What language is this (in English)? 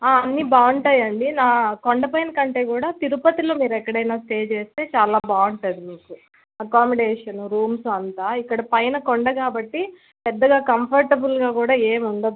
Telugu